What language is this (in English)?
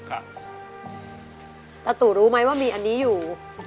Thai